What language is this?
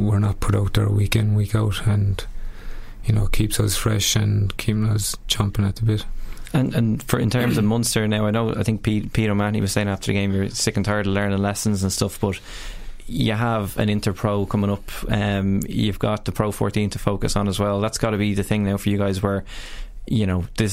English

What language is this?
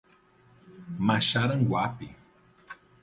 Portuguese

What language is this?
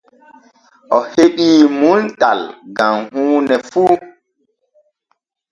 Borgu Fulfulde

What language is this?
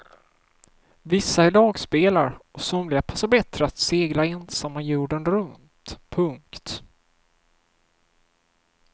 Swedish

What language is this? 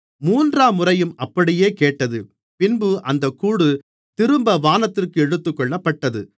Tamil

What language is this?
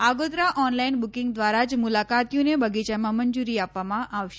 Gujarati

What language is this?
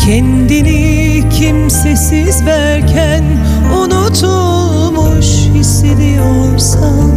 Turkish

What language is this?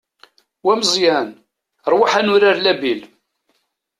Kabyle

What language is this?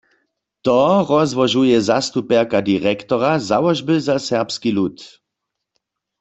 Upper Sorbian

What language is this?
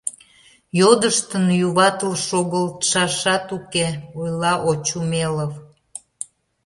Mari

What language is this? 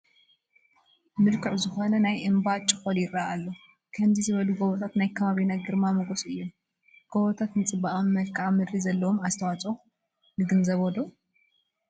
Tigrinya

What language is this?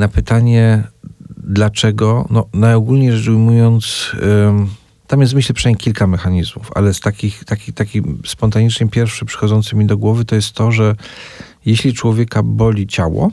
Polish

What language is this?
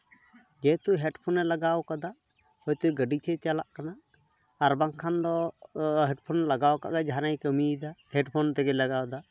Santali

